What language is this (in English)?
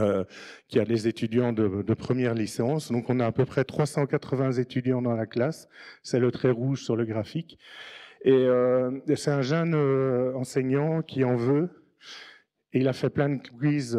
French